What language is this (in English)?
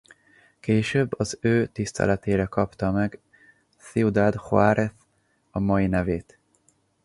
Hungarian